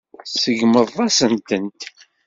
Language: Kabyle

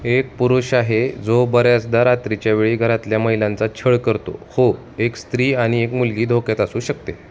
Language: Marathi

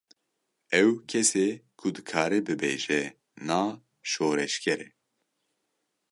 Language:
Kurdish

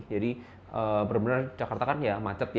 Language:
Indonesian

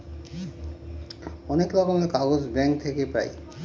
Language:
Bangla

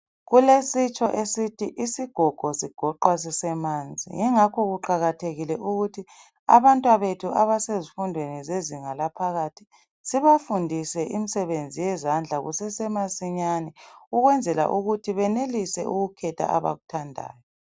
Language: North Ndebele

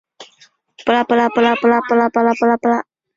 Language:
Chinese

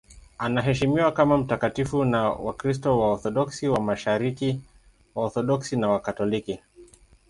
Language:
Swahili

